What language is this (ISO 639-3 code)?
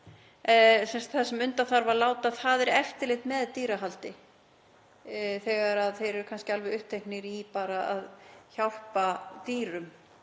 isl